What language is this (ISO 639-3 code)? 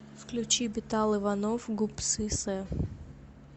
rus